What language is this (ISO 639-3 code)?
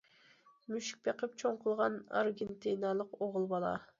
uig